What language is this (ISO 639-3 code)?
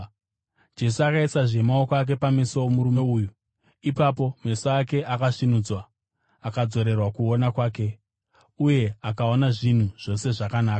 sna